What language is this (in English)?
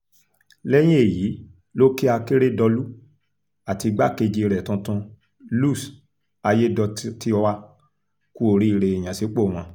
Yoruba